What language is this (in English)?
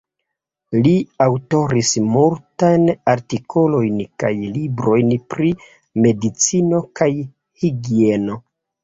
Esperanto